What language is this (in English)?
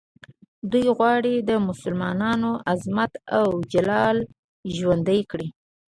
Pashto